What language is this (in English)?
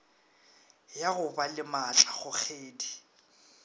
Northern Sotho